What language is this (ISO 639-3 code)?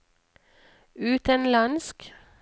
nor